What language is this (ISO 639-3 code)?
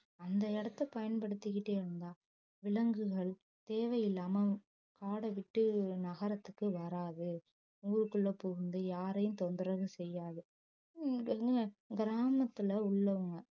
tam